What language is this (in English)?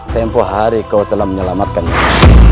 Indonesian